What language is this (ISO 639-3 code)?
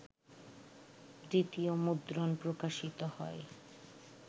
ben